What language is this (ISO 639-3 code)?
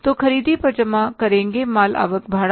hin